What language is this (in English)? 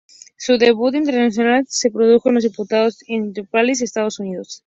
Spanish